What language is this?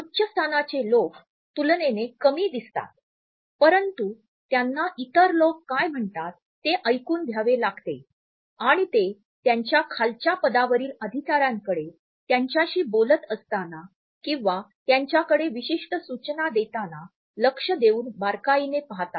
Marathi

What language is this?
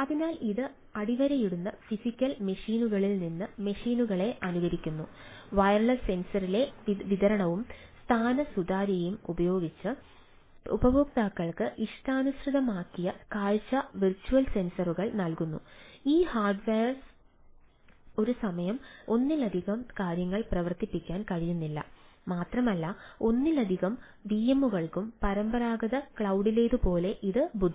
Malayalam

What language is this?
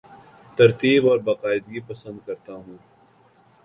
Urdu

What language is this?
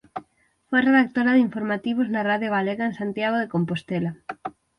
Galician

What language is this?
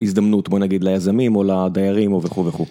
Hebrew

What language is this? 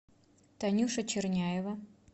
Russian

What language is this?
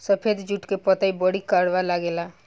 Bhojpuri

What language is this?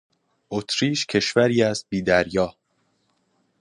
Persian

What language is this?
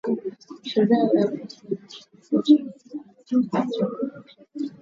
Swahili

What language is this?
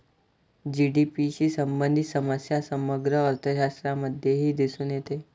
Marathi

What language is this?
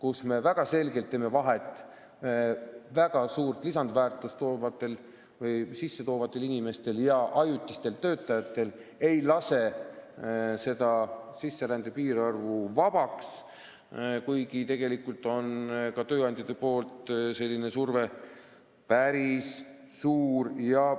Estonian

